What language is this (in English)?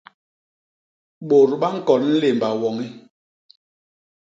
Basaa